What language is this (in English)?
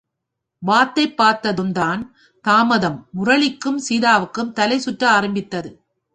Tamil